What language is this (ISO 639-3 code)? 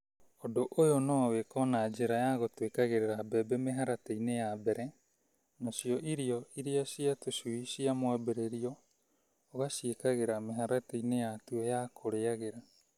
kik